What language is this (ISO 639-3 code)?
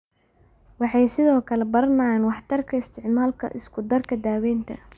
som